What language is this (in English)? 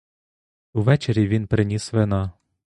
Ukrainian